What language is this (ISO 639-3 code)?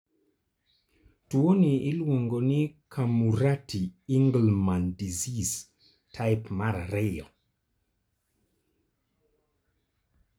luo